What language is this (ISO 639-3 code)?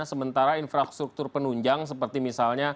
ind